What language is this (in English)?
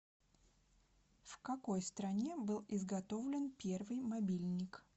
Russian